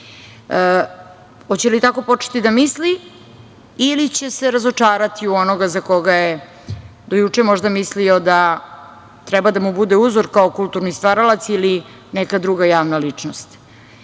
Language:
Serbian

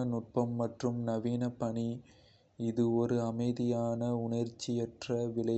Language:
Kota (India)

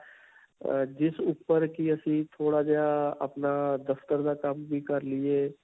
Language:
Punjabi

